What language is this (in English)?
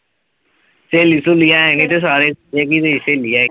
Punjabi